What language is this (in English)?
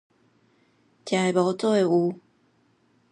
Min Nan Chinese